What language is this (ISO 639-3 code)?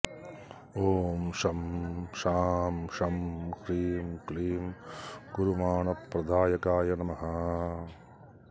san